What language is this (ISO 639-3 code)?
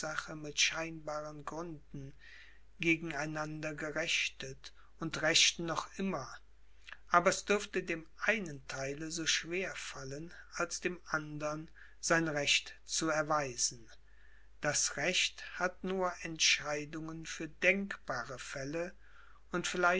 deu